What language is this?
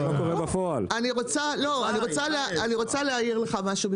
Hebrew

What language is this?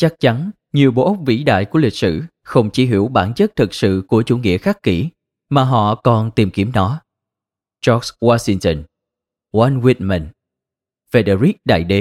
Vietnamese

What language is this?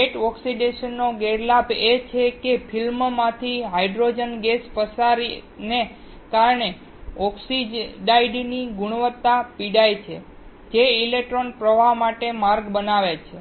Gujarati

